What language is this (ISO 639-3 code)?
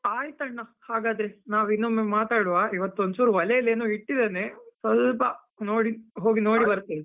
kan